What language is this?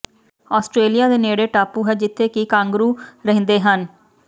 Punjabi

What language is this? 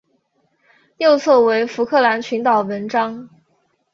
Chinese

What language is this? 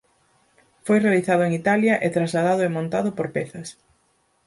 Galician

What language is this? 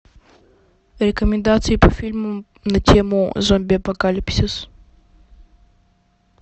Russian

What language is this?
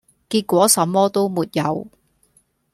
Cantonese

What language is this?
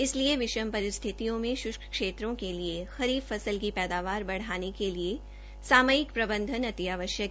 Hindi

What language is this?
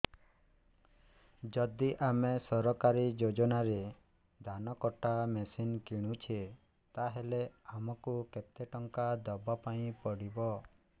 Odia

